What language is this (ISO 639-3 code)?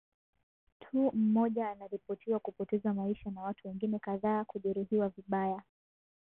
swa